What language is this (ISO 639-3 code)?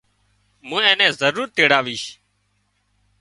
kxp